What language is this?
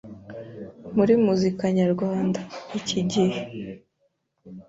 Kinyarwanda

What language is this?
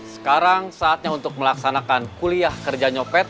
Indonesian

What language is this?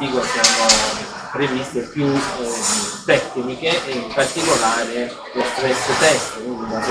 Italian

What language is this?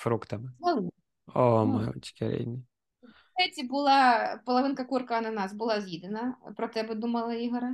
Ukrainian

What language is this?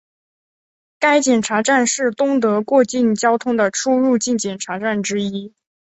Chinese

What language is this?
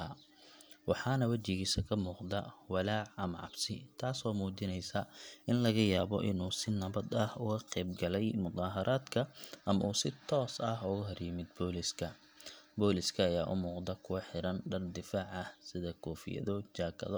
Somali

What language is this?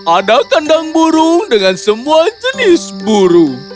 Indonesian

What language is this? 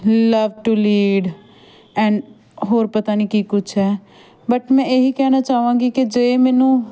Punjabi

